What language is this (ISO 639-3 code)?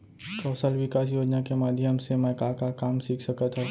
hne